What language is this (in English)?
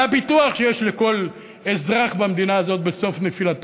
Hebrew